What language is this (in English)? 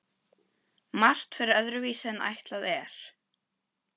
Icelandic